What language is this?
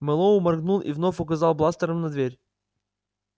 Russian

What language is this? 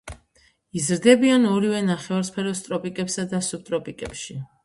Georgian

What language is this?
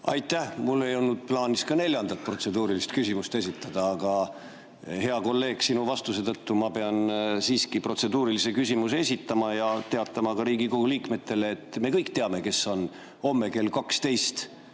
Estonian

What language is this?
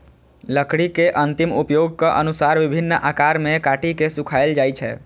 Maithili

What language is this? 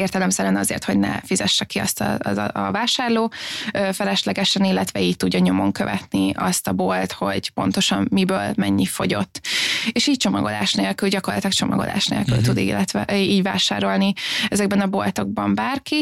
Hungarian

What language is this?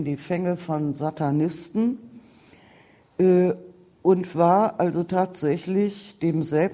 German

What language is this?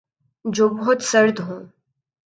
Urdu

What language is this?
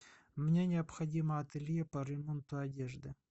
Russian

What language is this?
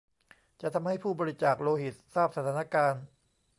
Thai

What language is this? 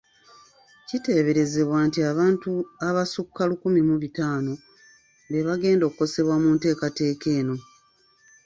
Ganda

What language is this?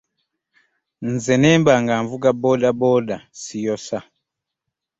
Ganda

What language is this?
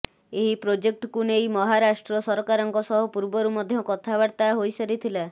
Odia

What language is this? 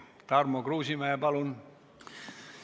Estonian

